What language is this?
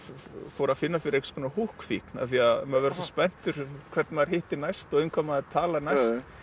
Icelandic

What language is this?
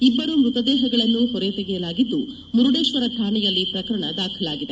Kannada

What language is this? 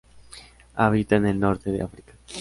Spanish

